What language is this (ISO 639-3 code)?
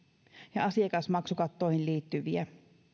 fin